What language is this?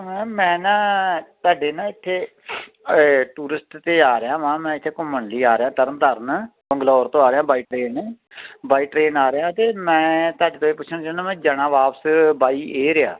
Punjabi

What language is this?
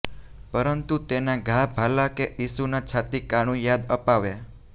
Gujarati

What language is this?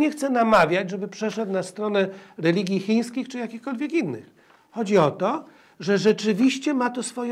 Polish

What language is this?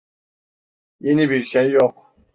Turkish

